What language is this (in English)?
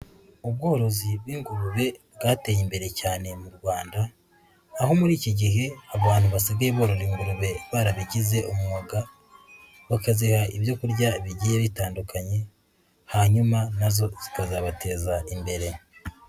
Kinyarwanda